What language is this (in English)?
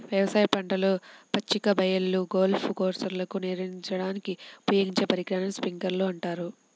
Telugu